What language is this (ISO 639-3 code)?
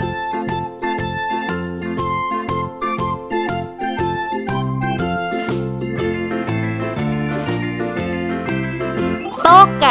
ind